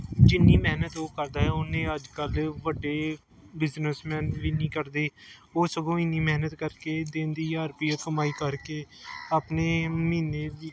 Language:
Punjabi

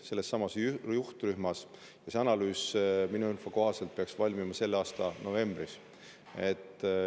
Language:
Estonian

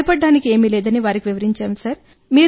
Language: Telugu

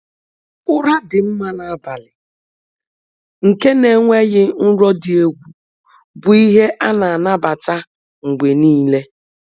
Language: Igbo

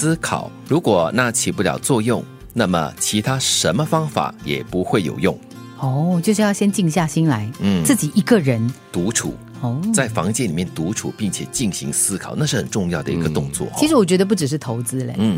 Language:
Chinese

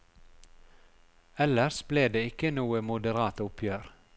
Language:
Norwegian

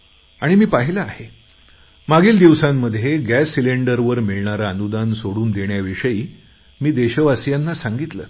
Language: Marathi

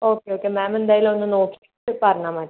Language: Malayalam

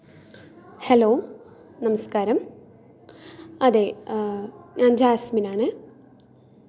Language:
Malayalam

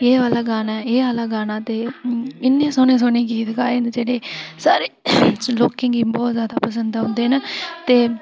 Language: Dogri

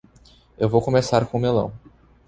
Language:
Portuguese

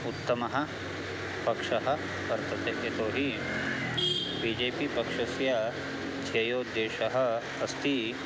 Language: Sanskrit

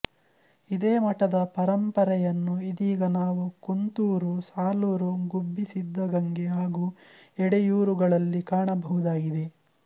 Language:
Kannada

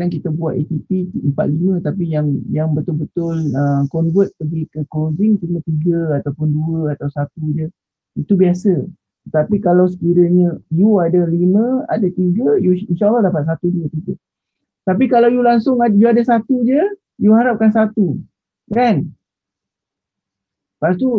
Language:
Malay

